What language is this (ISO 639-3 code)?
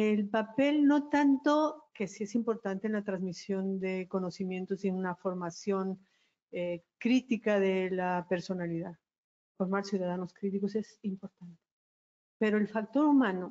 spa